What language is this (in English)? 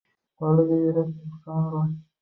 Uzbek